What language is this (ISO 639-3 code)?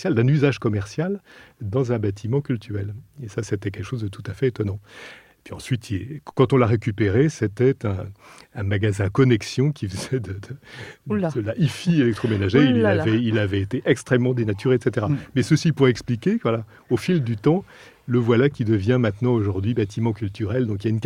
fra